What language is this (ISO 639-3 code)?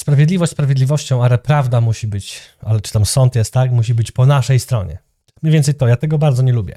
pol